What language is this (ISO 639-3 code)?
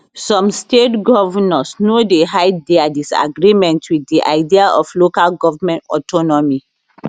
pcm